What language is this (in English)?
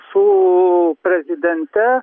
Lithuanian